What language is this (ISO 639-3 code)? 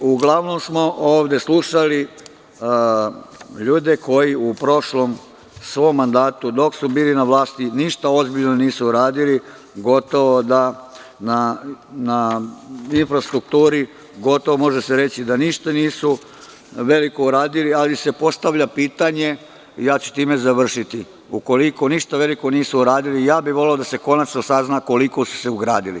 srp